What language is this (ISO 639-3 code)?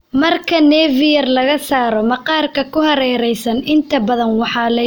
som